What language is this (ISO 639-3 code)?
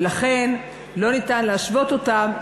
heb